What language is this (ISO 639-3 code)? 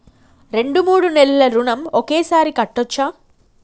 tel